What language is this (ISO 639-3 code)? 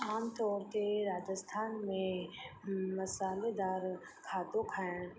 snd